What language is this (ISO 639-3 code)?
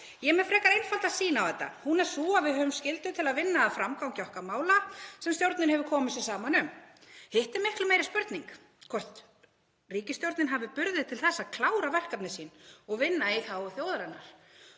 isl